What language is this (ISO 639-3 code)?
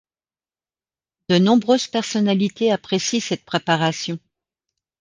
fra